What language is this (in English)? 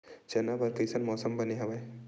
Chhattisgarhi